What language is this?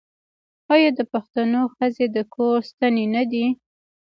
Pashto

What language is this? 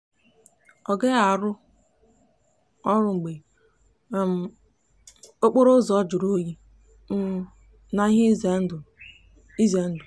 Igbo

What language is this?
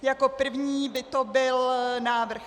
Czech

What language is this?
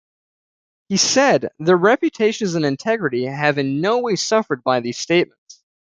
English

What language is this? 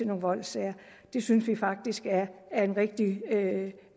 Danish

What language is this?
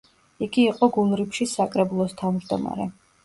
Georgian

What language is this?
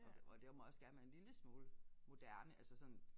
Danish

